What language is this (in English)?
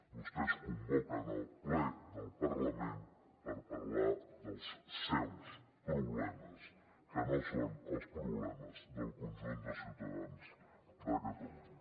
Catalan